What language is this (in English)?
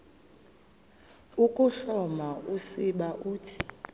Xhosa